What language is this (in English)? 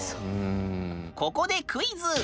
Japanese